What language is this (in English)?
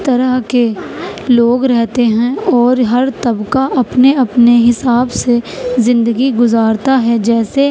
Urdu